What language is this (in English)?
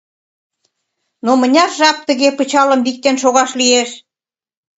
Mari